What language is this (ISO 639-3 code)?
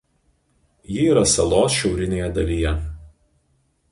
lit